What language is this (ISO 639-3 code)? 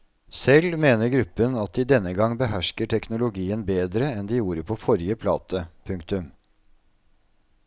nor